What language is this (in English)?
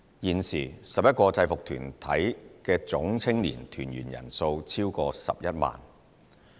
Cantonese